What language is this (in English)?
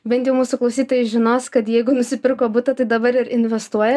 Lithuanian